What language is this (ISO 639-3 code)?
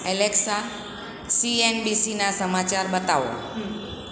guj